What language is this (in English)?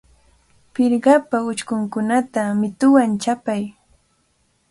Cajatambo North Lima Quechua